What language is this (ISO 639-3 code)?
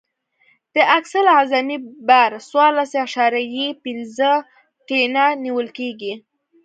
pus